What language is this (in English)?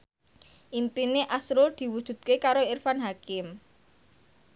Javanese